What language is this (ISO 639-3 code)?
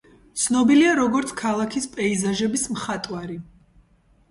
kat